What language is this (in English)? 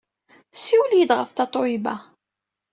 Kabyle